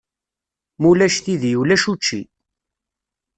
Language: Kabyle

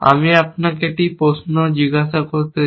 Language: Bangla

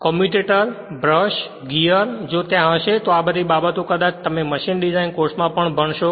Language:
Gujarati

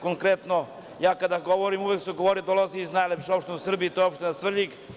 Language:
Serbian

